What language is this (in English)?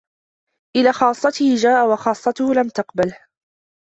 Arabic